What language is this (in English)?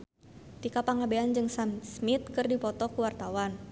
Sundanese